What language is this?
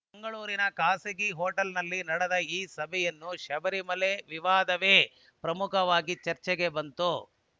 Kannada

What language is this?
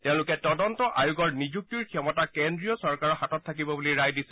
Assamese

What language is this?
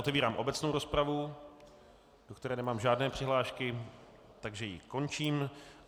Czech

